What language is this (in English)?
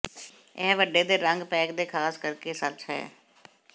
Punjabi